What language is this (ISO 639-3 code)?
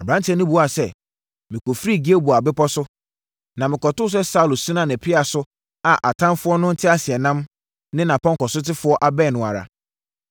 aka